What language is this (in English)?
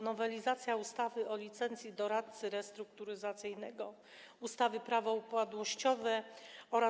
Polish